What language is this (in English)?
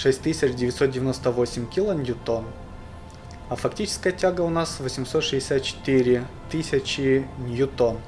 Russian